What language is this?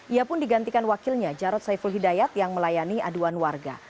Indonesian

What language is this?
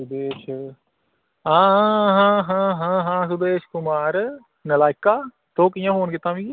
Dogri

